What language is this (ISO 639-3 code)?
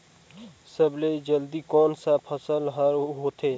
hne